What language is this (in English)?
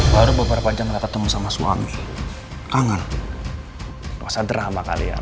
Indonesian